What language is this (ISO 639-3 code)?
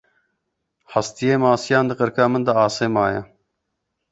kur